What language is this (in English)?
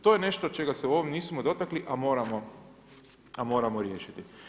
Croatian